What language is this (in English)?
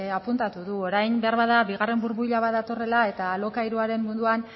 Basque